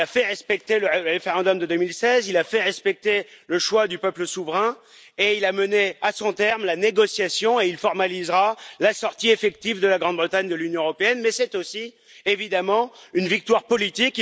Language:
French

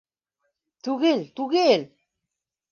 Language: Bashkir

